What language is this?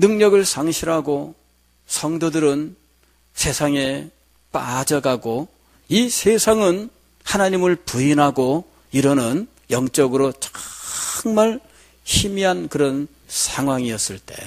Korean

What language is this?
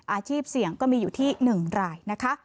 Thai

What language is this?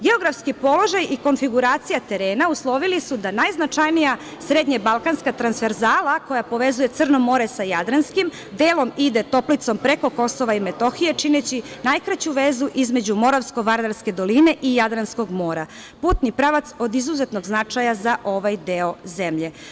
Serbian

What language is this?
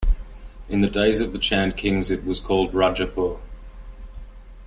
English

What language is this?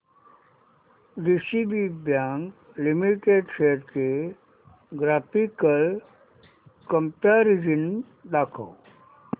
Marathi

